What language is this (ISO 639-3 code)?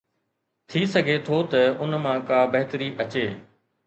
snd